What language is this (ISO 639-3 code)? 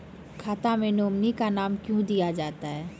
mai